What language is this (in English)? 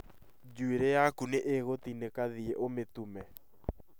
Kikuyu